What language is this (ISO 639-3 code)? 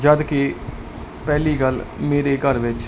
pan